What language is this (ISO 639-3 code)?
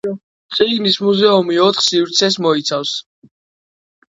kat